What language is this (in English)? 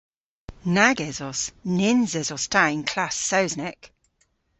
Cornish